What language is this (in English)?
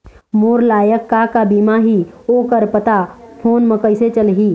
Chhattisgarhi